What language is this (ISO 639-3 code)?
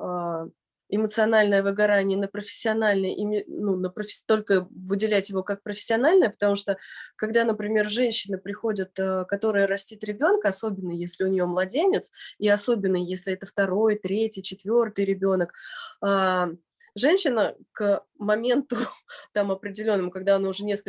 rus